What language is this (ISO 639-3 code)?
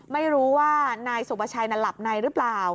tha